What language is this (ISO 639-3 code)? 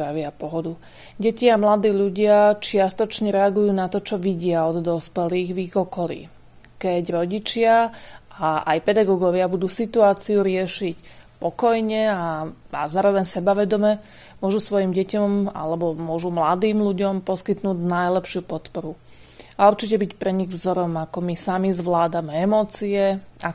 slk